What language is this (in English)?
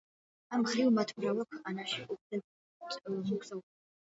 Georgian